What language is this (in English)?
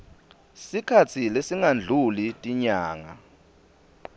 Swati